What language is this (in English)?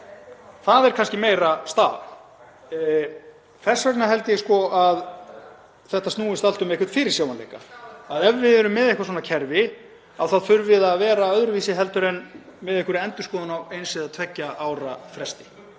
Icelandic